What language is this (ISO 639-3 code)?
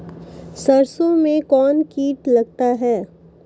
mai